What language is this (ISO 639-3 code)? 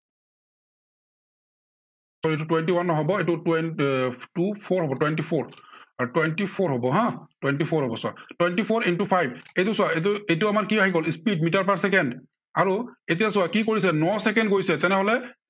asm